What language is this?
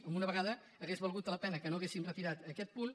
Catalan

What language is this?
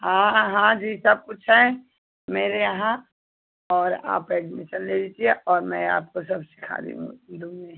Hindi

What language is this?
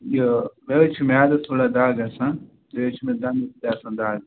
Kashmiri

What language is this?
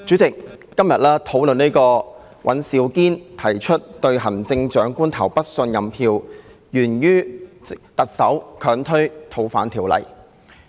Cantonese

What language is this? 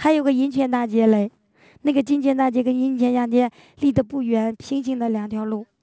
Chinese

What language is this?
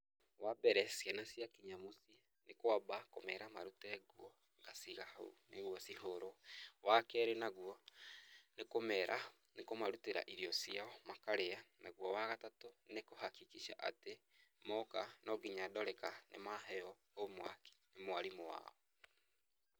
Kikuyu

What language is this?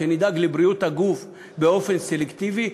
Hebrew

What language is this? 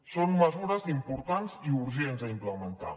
Catalan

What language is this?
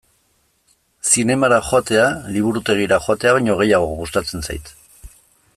Basque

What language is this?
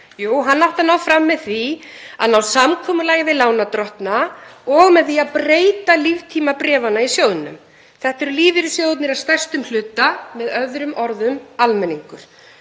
Icelandic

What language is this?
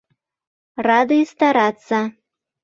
Mari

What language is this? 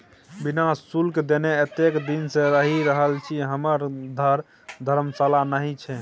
Maithili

